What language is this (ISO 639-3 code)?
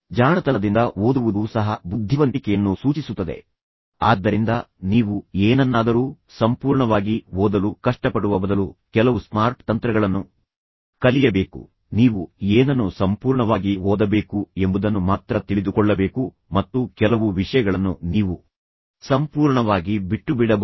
kan